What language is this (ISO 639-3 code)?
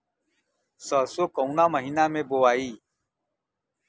bho